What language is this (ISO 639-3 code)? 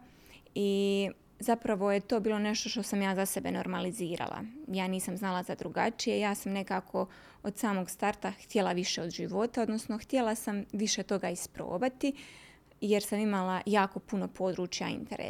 hrv